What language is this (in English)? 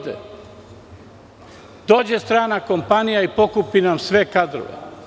Serbian